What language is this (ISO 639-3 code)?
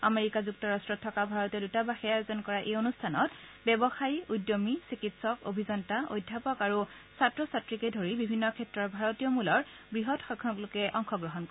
asm